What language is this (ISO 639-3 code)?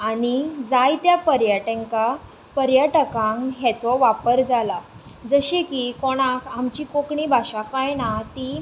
kok